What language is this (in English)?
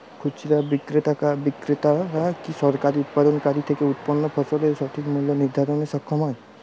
Bangla